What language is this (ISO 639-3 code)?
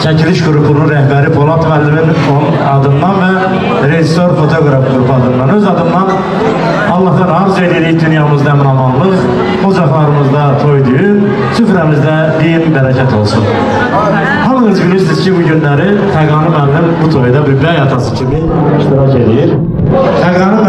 tur